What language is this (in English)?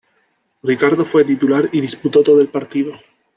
Spanish